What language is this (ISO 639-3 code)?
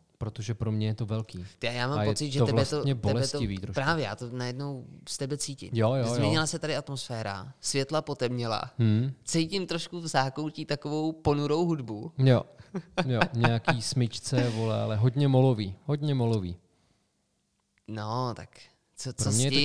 ces